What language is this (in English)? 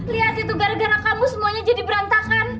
Indonesian